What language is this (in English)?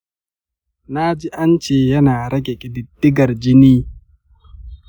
Hausa